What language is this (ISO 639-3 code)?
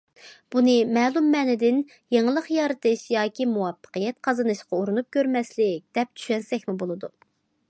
uig